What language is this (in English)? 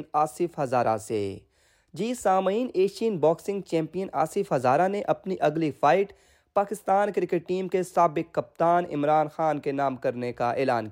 Urdu